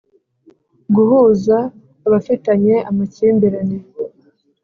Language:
Kinyarwanda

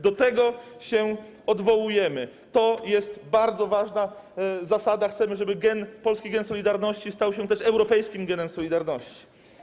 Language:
Polish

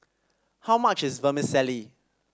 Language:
English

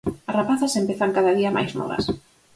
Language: Galician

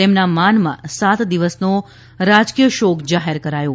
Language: Gujarati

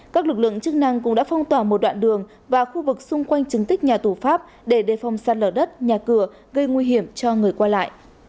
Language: Vietnamese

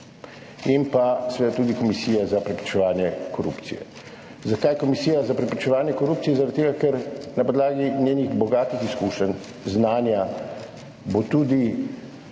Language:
Slovenian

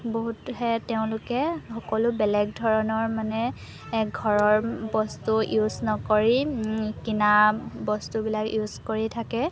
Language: Assamese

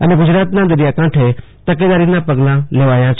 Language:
Gujarati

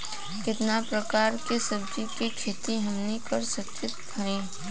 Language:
Bhojpuri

